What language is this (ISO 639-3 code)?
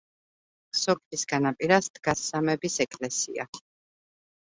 kat